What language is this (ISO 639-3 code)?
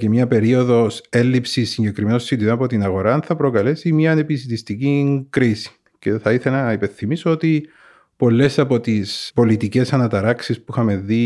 ell